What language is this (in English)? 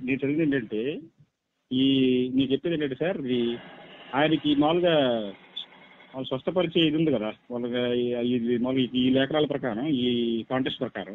Telugu